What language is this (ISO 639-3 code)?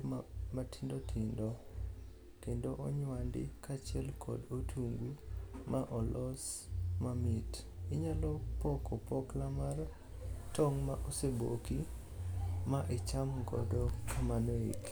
luo